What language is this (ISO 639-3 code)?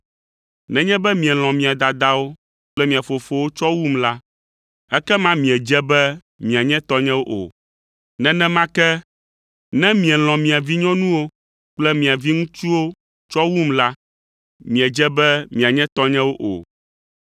ewe